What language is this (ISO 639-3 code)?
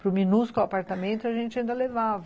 por